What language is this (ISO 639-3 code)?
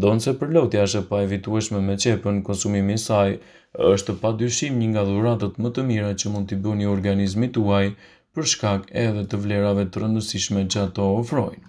ron